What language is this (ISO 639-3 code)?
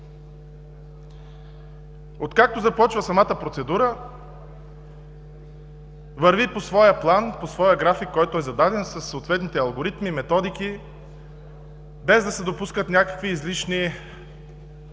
bul